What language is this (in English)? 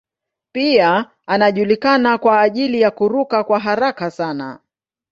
Swahili